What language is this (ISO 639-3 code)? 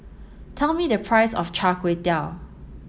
eng